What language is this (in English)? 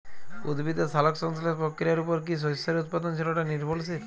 Bangla